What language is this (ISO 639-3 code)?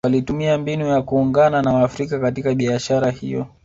swa